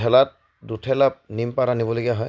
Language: Assamese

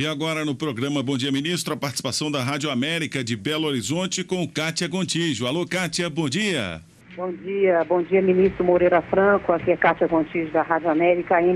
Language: Portuguese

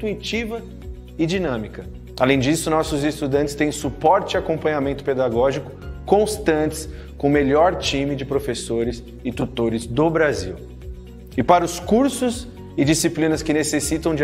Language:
Portuguese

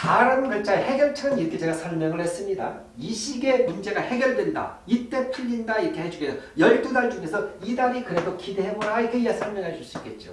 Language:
Korean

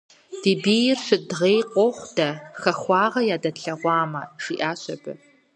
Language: Kabardian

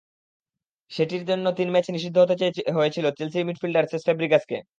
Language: Bangla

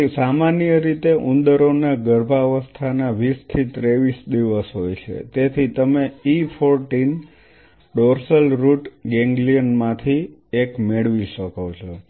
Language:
Gujarati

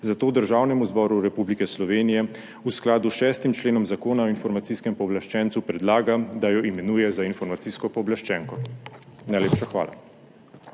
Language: Slovenian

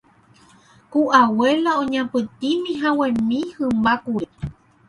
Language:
Guarani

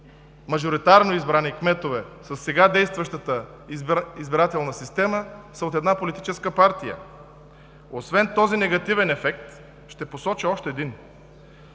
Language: Bulgarian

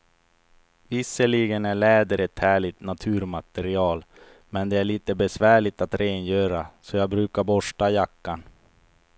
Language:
Swedish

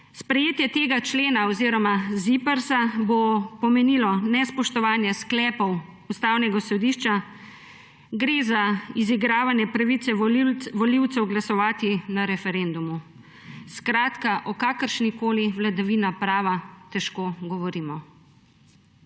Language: Slovenian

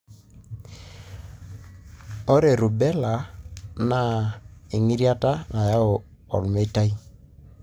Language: Masai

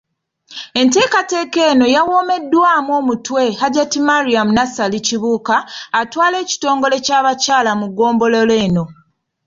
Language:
Ganda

